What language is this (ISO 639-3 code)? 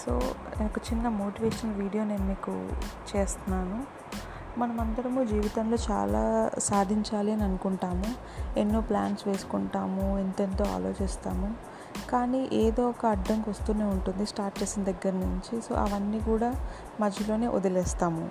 tel